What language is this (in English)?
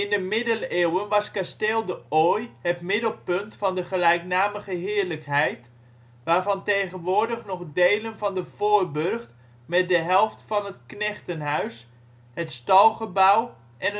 Dutch